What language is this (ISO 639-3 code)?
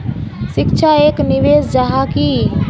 mag